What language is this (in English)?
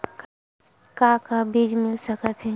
Chhattisgarhi